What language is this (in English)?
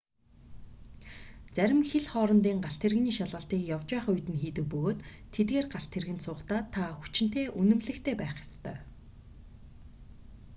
Mongolian